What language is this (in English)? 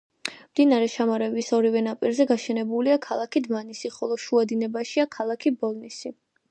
Georgian